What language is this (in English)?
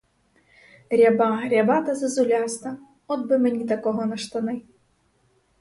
Ukrainian